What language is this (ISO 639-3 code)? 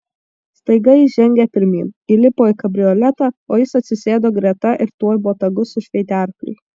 lit